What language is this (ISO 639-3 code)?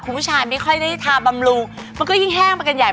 tha